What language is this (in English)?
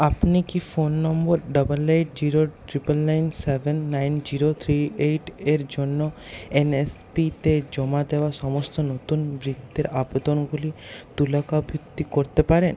Bangla